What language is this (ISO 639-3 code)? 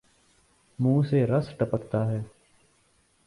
urd